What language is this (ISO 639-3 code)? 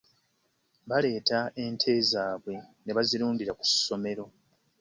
lug